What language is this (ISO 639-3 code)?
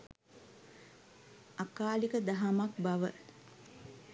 sin